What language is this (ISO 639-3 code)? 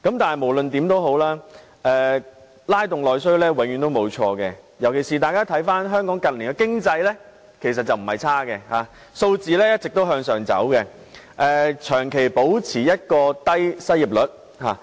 yue